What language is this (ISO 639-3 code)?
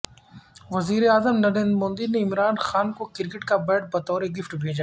urd